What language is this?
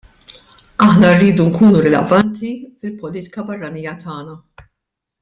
Maltese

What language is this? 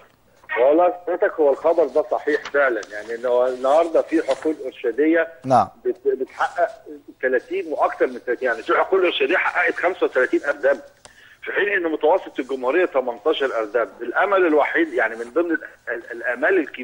Arabic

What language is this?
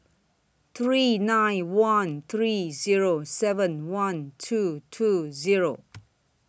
English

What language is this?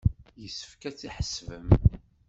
Kabyle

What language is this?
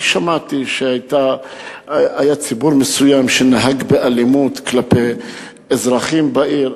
Hebrew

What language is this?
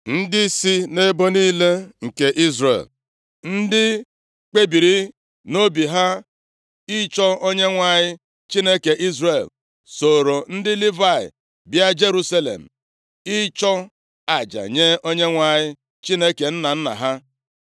Igbo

